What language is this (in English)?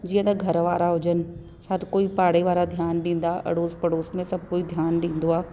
Sindhi